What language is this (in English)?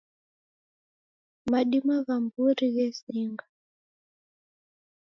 Taita